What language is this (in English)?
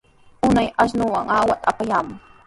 Sihuas Ancash Quechua